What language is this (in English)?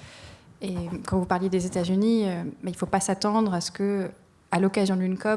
French